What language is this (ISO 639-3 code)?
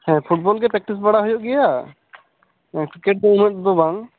sat